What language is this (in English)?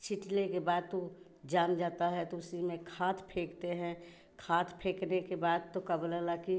Hindi